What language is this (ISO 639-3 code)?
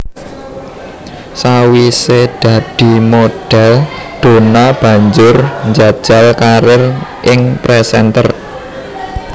jav